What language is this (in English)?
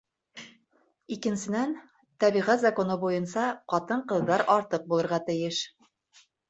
Bashkir